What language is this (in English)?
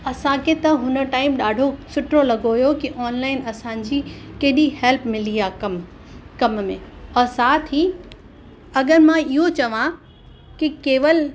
Sindhi